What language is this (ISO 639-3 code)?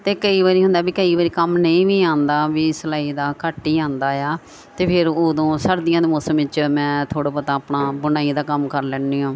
pan